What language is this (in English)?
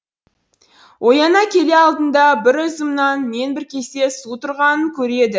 Kazakh